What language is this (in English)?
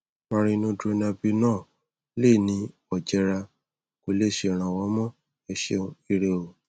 Yoruba